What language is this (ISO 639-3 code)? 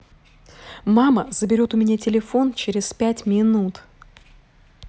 rus